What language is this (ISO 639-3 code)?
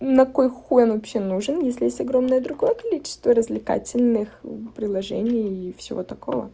rus